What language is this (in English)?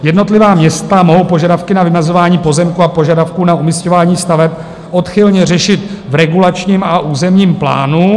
Czech